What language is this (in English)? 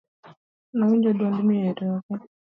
Luo (Kenya and Tanzania)